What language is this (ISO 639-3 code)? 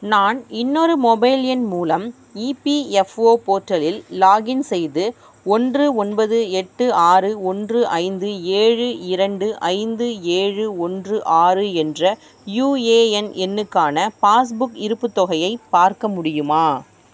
tam